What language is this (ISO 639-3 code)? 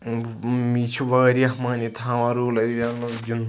kas